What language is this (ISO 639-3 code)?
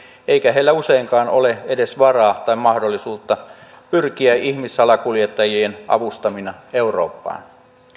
fin